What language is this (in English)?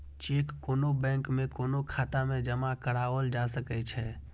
Maithili